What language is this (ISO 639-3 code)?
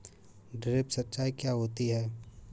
hin